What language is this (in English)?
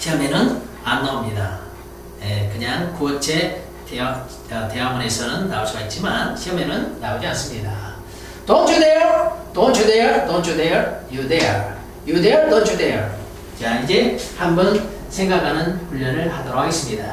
Korean